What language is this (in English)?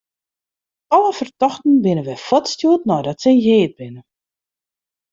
Western Frisian